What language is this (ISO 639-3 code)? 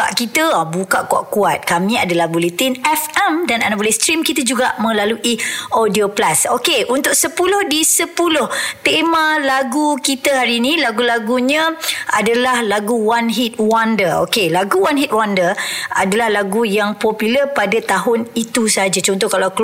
msa